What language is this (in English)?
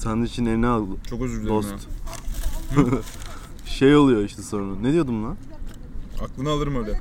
Turkish